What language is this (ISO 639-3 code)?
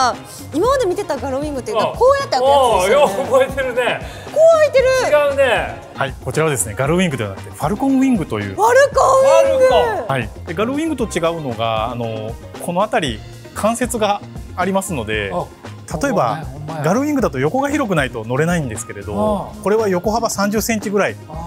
jpn